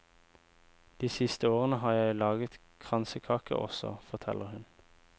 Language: Norwegian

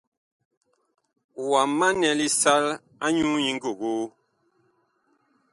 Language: Bakoko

